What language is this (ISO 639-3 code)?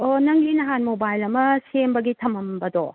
mni